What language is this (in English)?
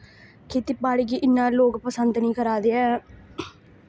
Dogri